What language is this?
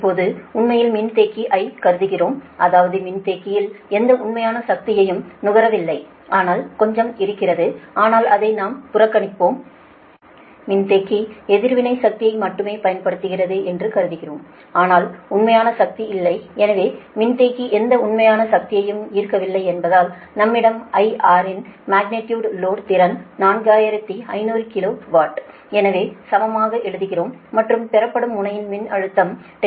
Tamil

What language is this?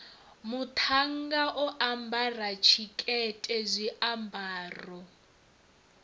Venda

